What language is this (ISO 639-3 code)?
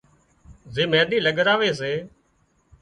kxp